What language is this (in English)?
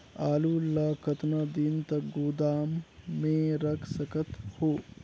Chhattisgarhi